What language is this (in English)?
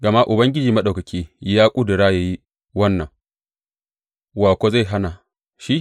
Hausa